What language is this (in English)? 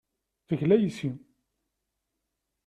Kabyle